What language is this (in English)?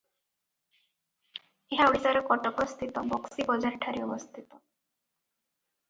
Odia